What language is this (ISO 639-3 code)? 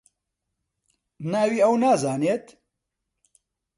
ckb